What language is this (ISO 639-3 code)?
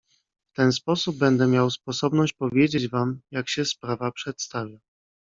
pol